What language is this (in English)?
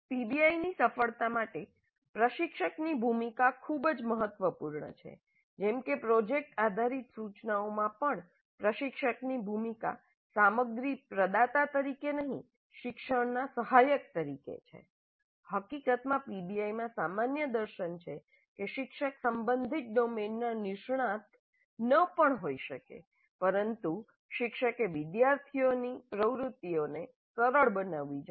Gujarati